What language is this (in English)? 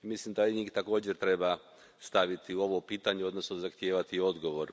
Croatian